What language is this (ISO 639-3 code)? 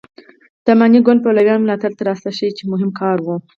pus